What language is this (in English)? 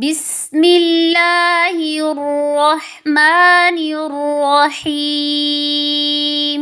Arabic